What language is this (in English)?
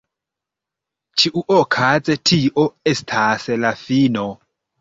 Esperanto